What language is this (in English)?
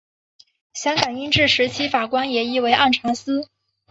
Chinese